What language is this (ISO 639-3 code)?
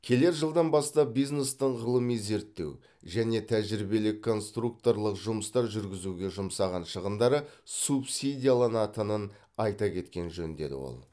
kaz